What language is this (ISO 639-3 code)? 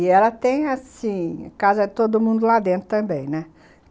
por